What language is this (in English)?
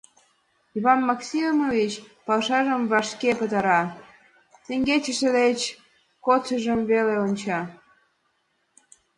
Mari